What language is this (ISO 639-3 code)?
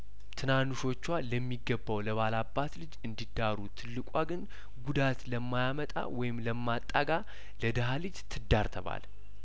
amh